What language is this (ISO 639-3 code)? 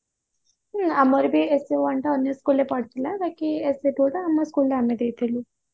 ori